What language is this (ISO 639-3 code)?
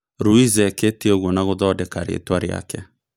kik